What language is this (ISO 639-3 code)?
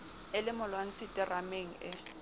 sot